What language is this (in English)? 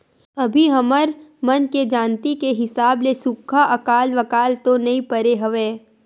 Chhattisgarhi